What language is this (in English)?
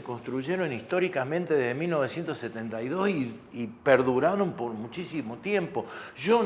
Spanish